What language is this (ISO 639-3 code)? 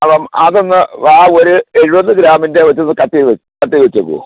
mal